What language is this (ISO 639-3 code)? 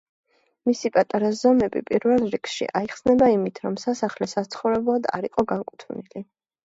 kat